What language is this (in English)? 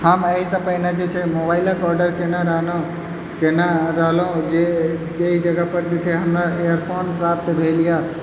Maithili